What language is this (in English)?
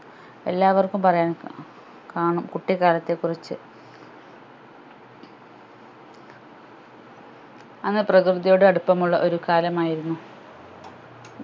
Malayalam